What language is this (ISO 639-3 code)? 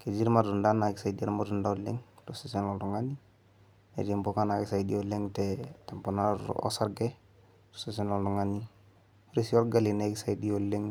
mas